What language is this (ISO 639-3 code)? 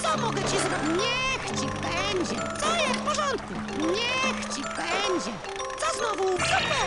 pol